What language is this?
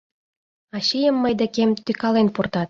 Mari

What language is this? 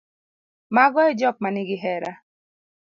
Luo (Kenya and Tanzania)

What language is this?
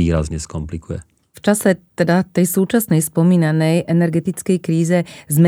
Slovak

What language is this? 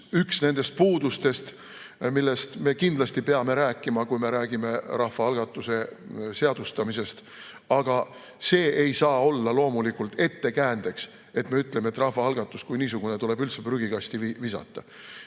Estonian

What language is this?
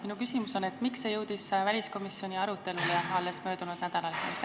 Estonian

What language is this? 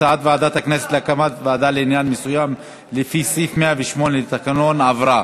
Hebrew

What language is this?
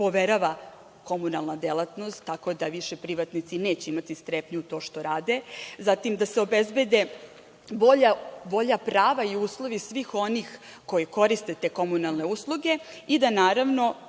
Serbian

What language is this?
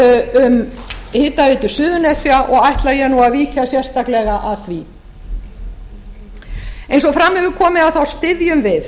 Icelandic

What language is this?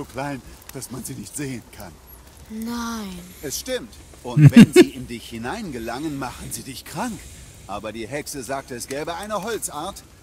German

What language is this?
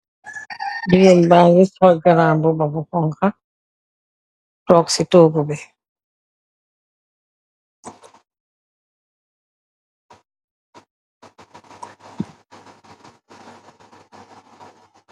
Wolof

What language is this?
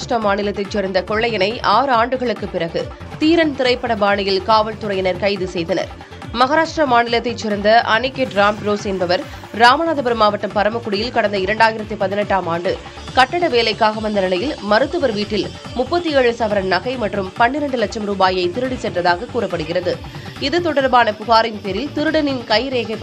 Tamil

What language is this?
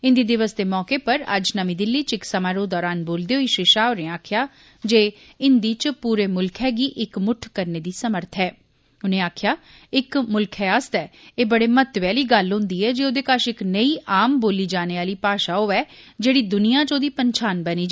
Dogri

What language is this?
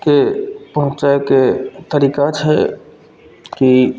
Maithili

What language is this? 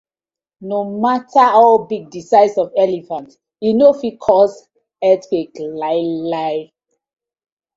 Nigerian Pidgin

